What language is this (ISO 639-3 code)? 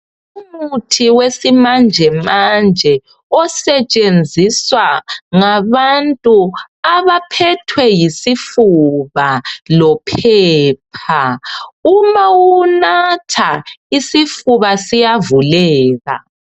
nde